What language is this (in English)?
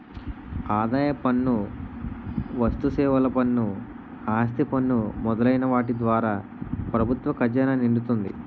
Telugu